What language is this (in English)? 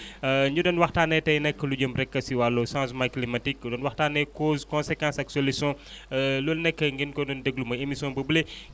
Wolof